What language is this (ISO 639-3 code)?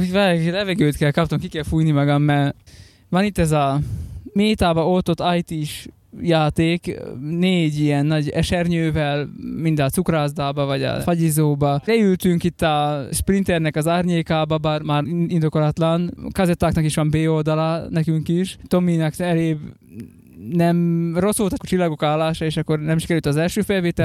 hun